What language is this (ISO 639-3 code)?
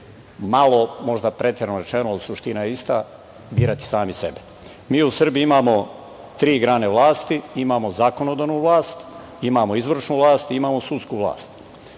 srp